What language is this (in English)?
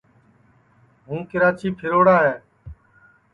Sansi